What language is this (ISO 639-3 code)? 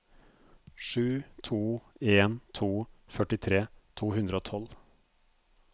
nor